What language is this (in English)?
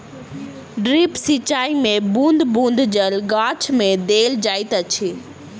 Maithili